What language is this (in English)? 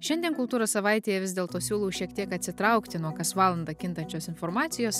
Lithuanian